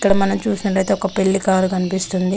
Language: Telugu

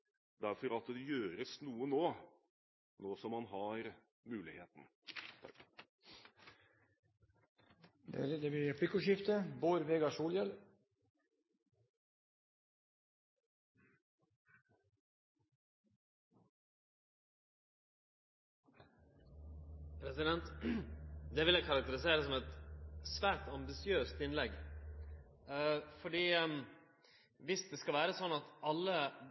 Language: Norwegian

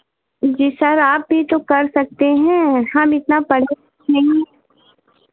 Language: Hindi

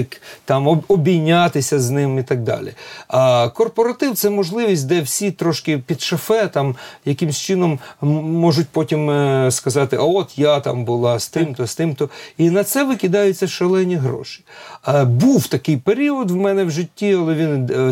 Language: Ukrainian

